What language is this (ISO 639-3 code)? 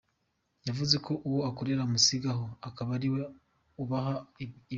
kin